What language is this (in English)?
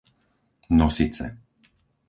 Slovak